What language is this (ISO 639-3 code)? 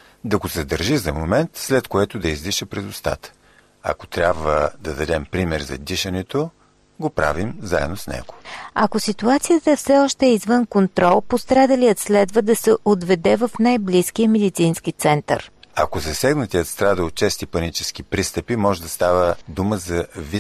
bul